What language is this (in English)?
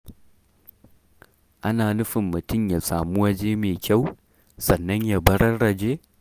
Hausa